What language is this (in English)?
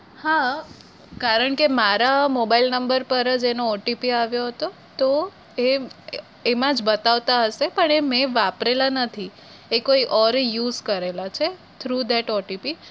Gujarati